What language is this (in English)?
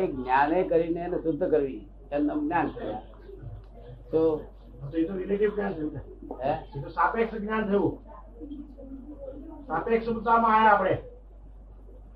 Gujarati